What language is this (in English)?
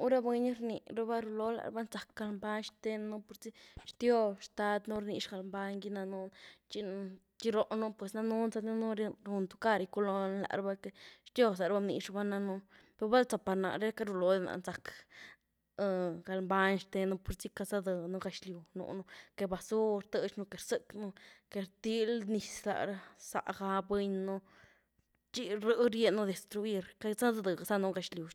Güilá Zapotec